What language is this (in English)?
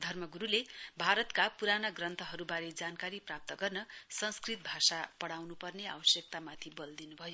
Nepali